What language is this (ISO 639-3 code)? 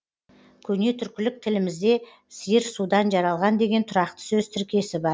kaz